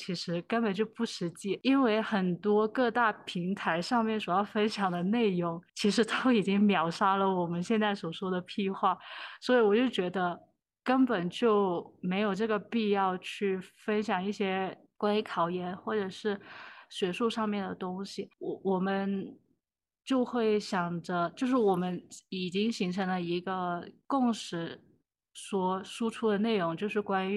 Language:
Chinese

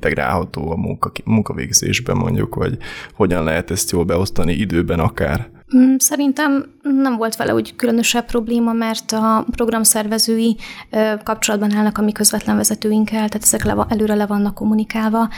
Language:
Hungarian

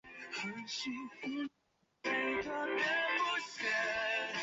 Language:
Chinese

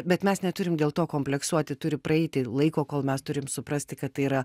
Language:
Lithuanian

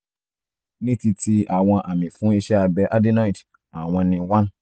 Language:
Yoruba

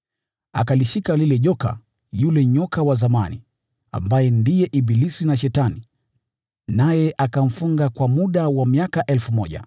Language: Swahili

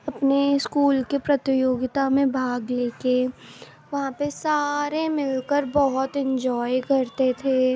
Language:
Urdu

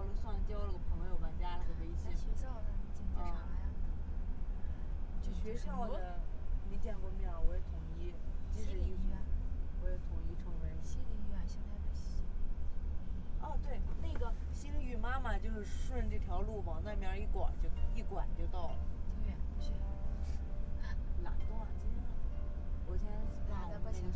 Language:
Chinese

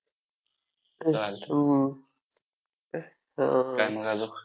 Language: Marathi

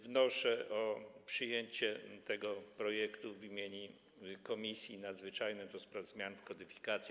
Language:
Polish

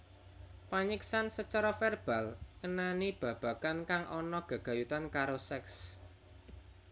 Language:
Javanese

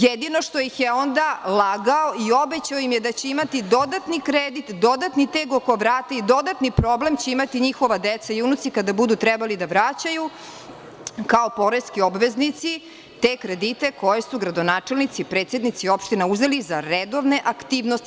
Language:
Serbian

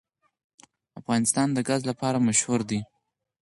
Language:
Pashto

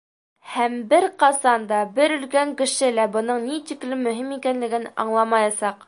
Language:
Bashkir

